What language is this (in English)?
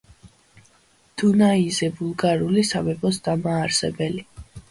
Georgian